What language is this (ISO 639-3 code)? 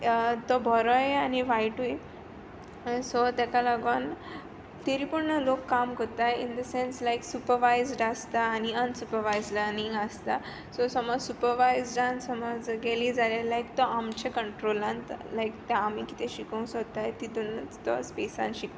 kok